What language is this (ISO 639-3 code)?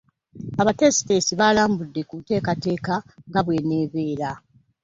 lug